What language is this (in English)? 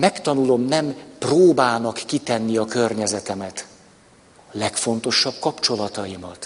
Hungarian